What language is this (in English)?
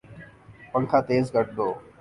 Urdu